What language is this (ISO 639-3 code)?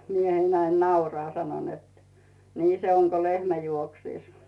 fin